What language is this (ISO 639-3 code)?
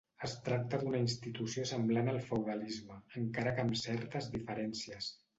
cat